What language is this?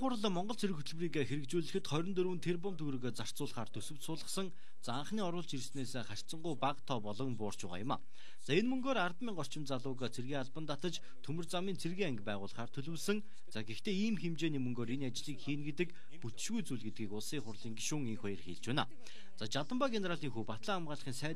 Romanian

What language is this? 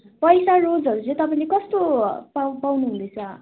Nepali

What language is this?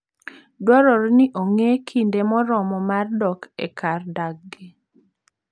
Luo (Kenya and Tanzania)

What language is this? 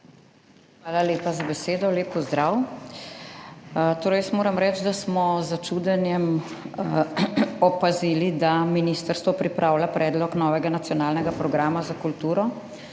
Slovenian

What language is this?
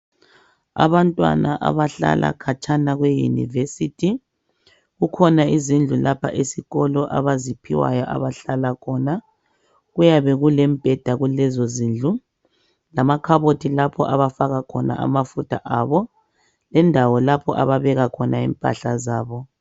North Ndebele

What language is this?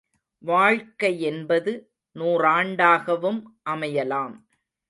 Tamil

